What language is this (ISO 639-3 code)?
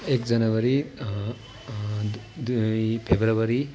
nep